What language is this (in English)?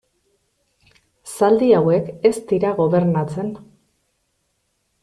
Basque